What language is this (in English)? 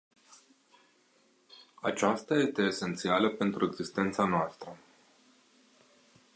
Romanian